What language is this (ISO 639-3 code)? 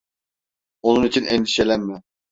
tur